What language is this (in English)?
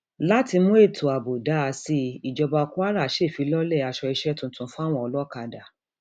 Yoruba